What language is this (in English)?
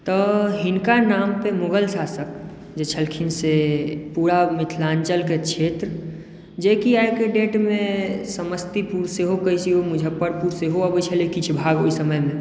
Maithili